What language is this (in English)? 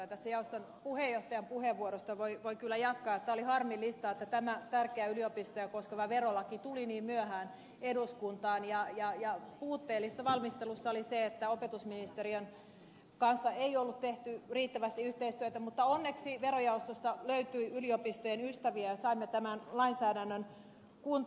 Finnish